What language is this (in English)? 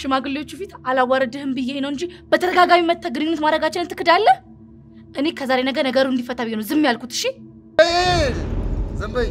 Arabic